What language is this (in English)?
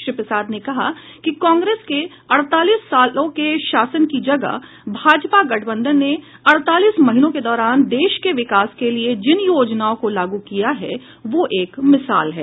Hindi